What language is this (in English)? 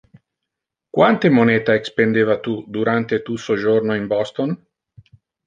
Interlingua